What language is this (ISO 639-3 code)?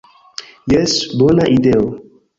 epo